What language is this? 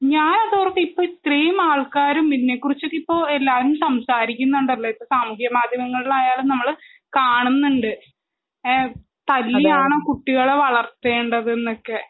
Malayalam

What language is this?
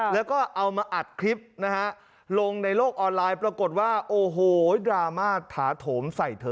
Thai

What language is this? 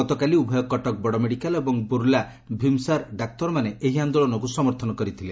Odia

